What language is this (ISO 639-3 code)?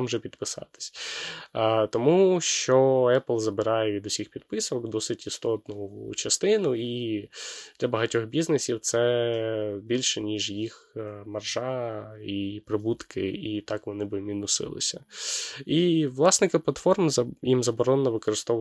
ukr